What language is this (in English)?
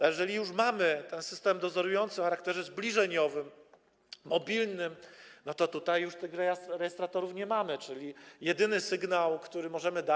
Polish